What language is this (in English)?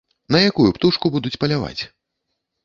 Belarusian